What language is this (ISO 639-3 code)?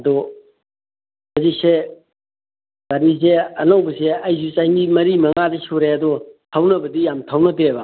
mni